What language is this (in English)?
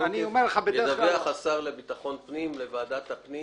Hebrew